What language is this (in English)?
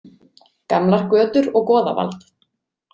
Icelandic